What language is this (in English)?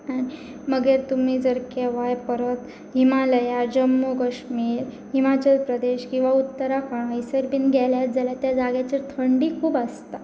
Konkani